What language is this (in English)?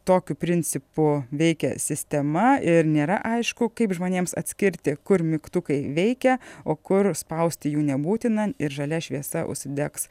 Lithuanian